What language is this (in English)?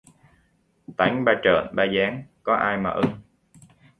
Vietnamese